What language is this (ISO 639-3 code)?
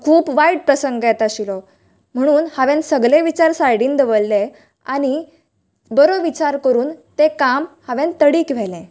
kok